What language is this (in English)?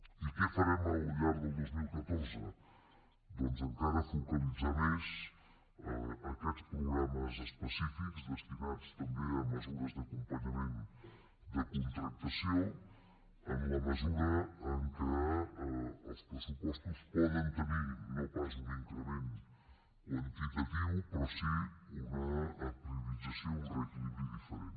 Catalan